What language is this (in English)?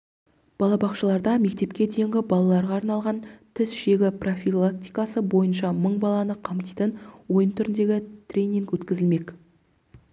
Kazakh